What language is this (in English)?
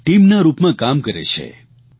Gujarati